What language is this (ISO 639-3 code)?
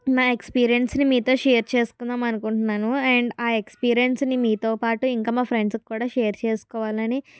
tel